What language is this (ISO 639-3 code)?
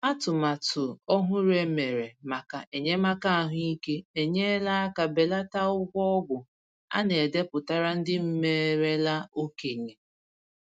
ibo